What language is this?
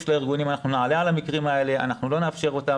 Hebrew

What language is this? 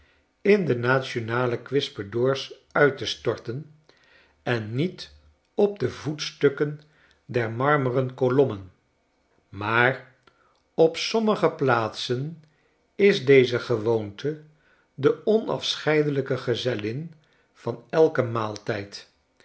Dutch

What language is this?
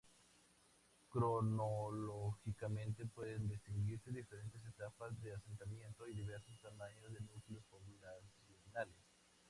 Spanish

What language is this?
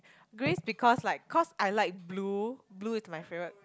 English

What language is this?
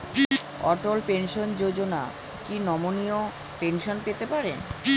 Bangla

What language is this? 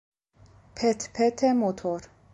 Persian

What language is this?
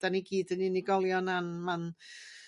Welsh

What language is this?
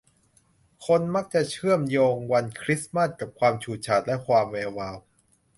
Thai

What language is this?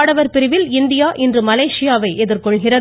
Tamil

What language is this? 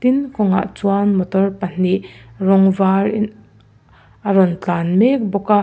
Mizo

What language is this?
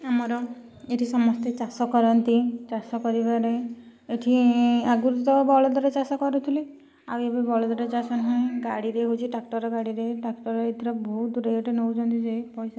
Odia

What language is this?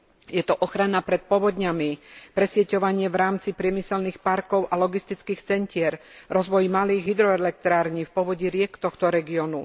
Slovak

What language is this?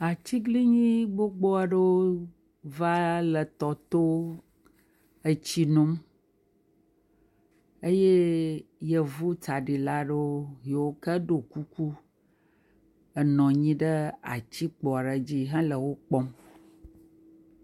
Ewe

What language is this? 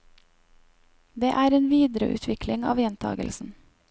Norwegian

